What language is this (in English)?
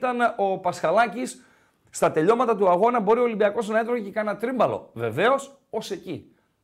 Greek